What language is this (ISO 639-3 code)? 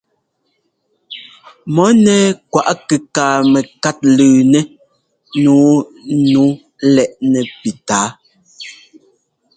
jgo